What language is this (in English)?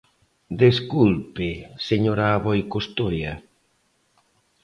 Galician